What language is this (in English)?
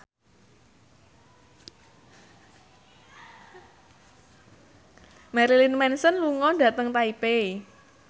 Javanese